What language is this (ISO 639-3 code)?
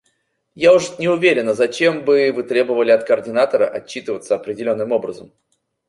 rus